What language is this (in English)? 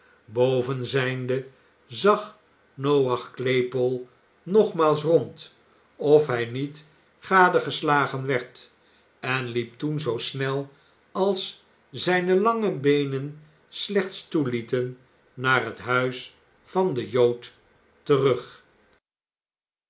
Dutch